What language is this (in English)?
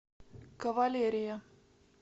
Russian